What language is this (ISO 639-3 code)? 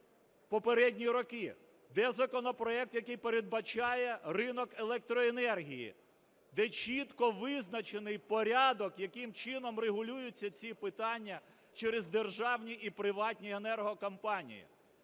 ukr